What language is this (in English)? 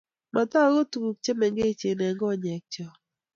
Kalenjin